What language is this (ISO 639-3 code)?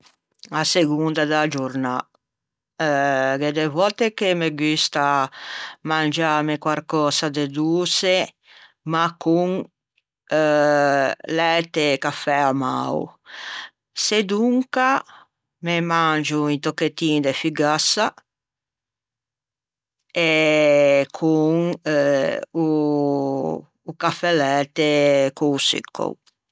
lij